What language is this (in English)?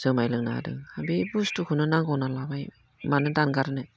Bodo